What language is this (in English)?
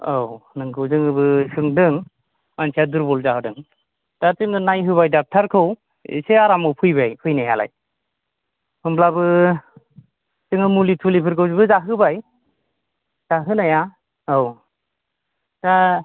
Bodo